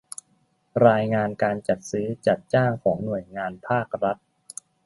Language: Thai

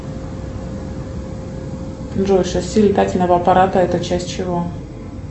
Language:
Russian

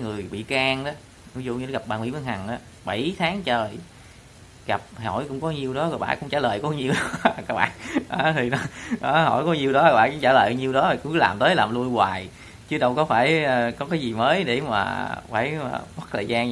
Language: Vietnamese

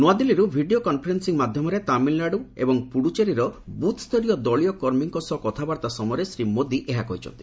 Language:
Odia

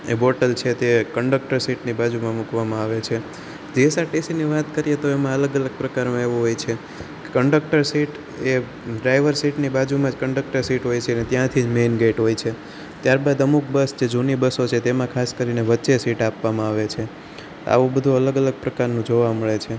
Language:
Gujarati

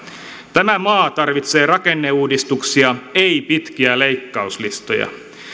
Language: Finnish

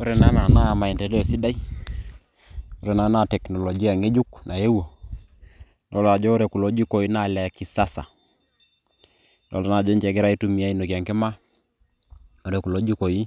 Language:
Masai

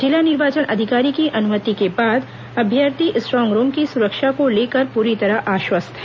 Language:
Hindi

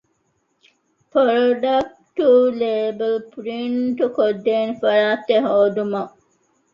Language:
Divehi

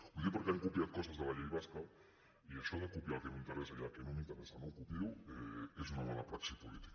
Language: Catalan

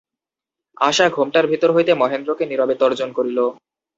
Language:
Bangla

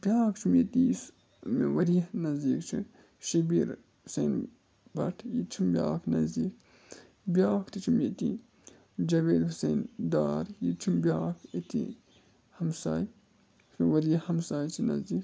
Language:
Kashmiri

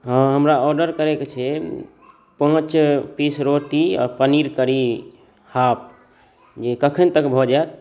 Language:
Maithili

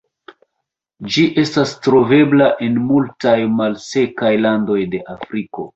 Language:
Esperanto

